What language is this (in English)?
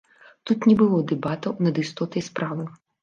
Belarusian